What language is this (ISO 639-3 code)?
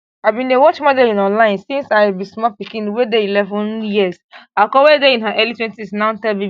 pcm